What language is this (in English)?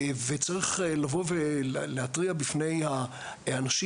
Hebrew